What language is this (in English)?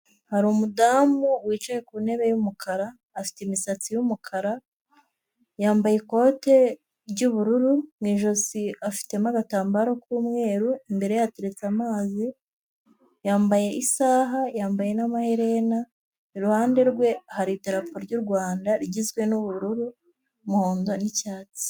Kinyarwanda